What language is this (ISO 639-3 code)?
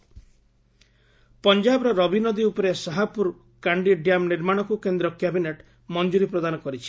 ori